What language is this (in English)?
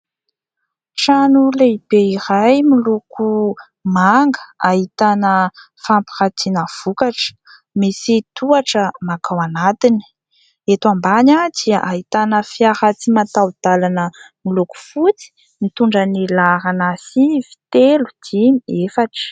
Malagasy